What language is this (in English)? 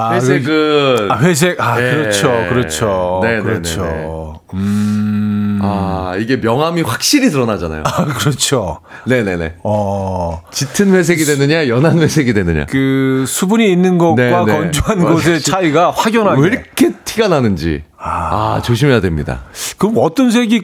Korean